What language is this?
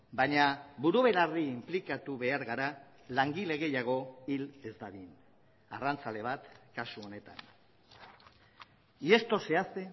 Basque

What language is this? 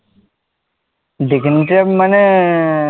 Bangla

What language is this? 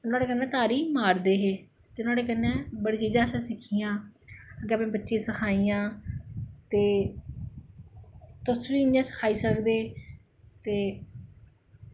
Dogri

